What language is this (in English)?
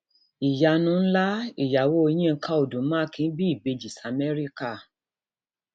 Yoruba